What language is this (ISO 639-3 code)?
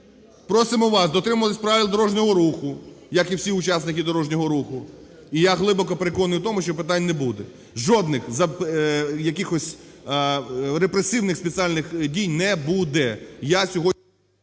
ukr